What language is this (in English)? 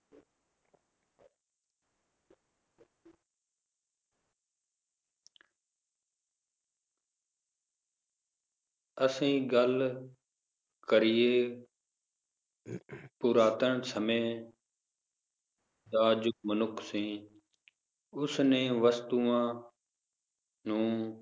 Punjabi